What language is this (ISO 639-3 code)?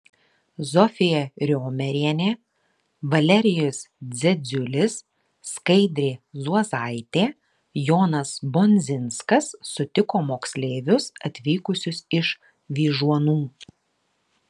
lit